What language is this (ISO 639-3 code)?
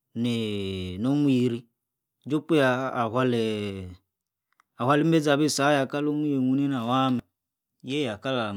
ekr